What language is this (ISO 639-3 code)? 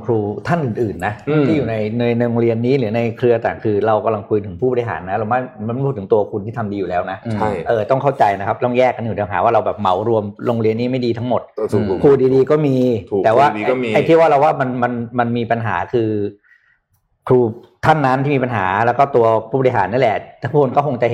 tha